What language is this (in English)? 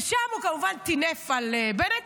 Hebrew